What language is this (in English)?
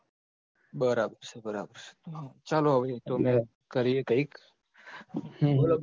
Gujarati